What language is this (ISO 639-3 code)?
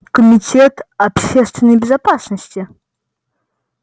rus